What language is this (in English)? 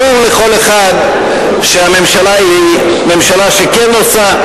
Hebrew